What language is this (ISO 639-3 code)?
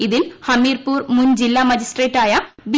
mal